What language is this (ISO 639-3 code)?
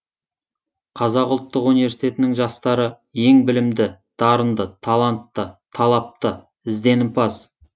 kaz